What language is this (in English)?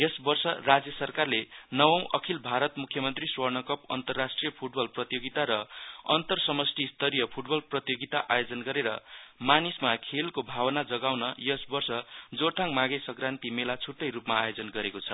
Nepali